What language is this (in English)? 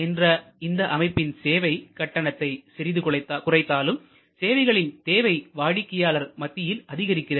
Tamil